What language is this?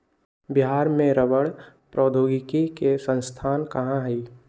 Magahi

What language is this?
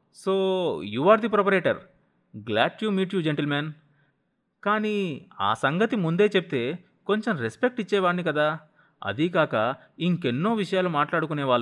Telugu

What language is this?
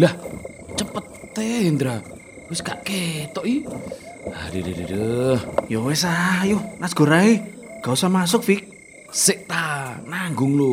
Indonesian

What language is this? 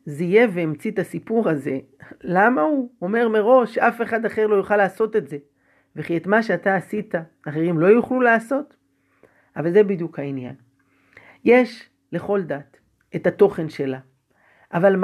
Hebrew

